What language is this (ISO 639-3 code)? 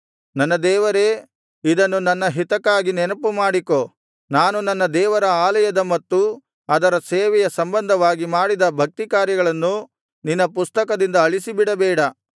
kan